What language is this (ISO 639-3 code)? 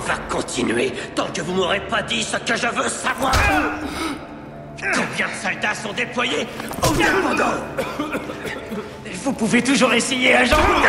fra